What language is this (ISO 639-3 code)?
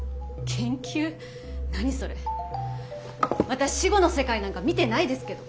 jpn